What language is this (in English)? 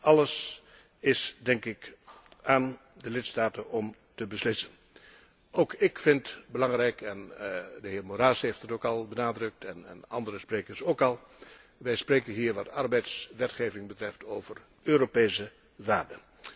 Dutch